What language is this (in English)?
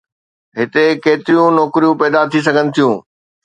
Sindhi